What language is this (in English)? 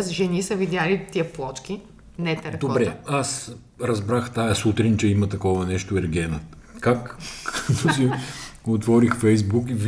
Bulgarian